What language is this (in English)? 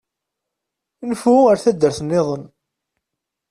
Kabyle